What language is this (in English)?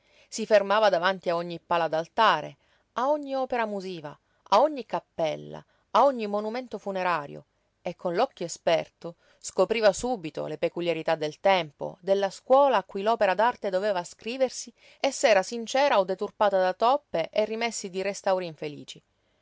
Italian